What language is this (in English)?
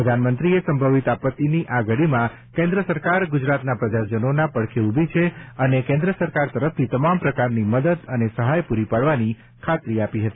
Gujarati